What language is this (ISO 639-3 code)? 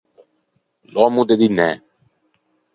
lij